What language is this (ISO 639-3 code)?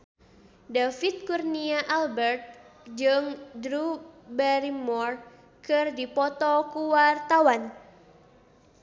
sun